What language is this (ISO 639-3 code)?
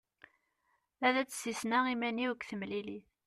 kab